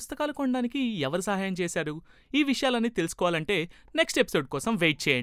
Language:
Telugu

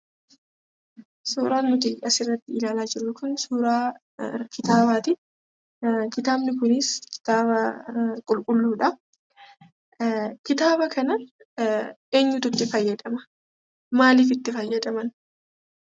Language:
Oromo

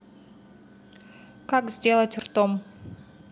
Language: Russian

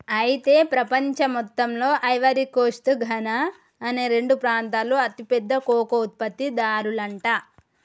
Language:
Telugu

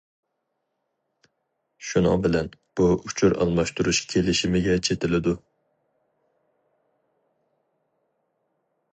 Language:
Uyghur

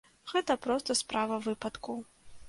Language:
Belarusian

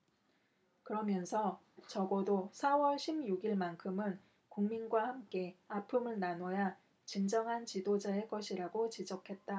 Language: Korean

